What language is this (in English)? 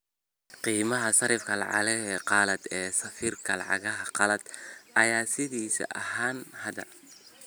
Somali